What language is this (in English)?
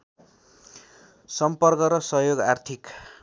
Nepali